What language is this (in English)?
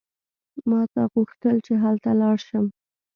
Pashto